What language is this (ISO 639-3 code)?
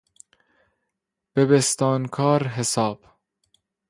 fas